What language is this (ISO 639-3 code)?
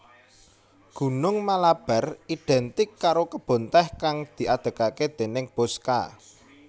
jav